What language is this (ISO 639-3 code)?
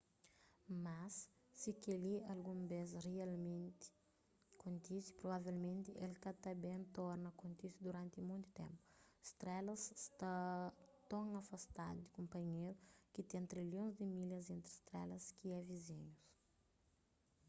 kea